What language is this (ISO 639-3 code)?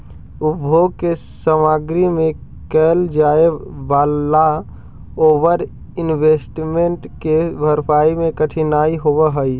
mag